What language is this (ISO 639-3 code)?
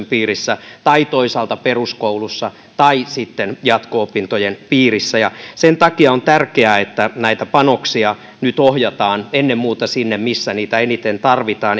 fin